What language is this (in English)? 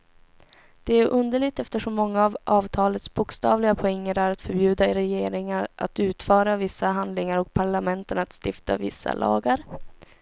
Swedish